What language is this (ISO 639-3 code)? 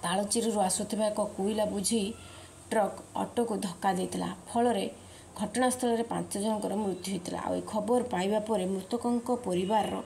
kor